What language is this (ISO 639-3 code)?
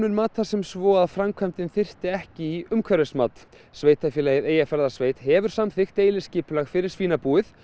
isl